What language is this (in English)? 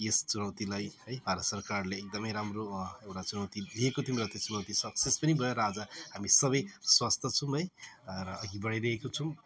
Nepali